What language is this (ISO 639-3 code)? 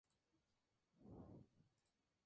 spa